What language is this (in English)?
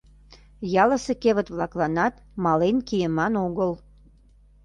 Mari